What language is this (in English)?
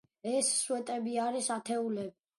Georgian